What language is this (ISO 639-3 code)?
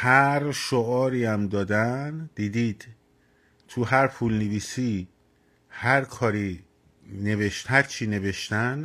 fas